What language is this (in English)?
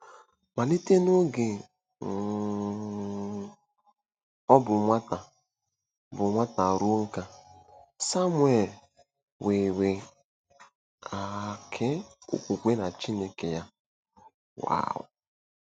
Igbo